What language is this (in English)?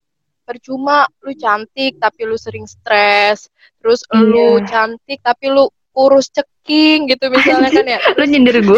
Indonesian